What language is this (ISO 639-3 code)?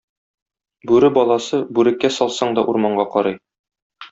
tat